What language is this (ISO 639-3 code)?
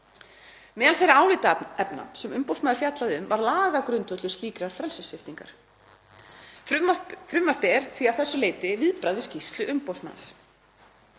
isl